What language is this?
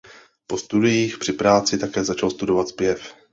Czech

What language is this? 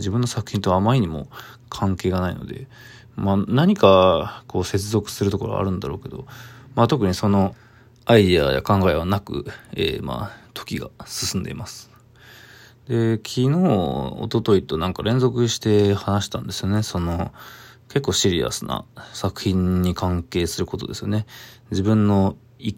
Japanese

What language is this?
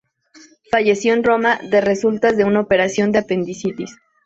Spanish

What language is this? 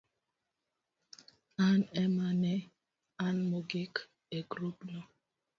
Luo (Kenya and Tanzania)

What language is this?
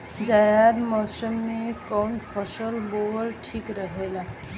Bhojpuri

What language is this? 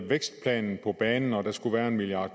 Danish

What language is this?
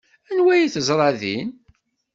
Kabyle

